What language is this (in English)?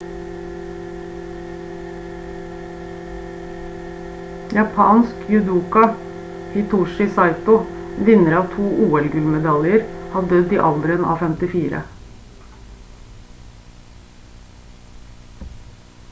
Norwegian Bokmål